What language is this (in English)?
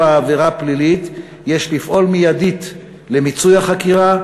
Hebrew